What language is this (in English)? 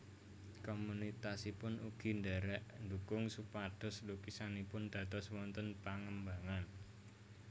Javanese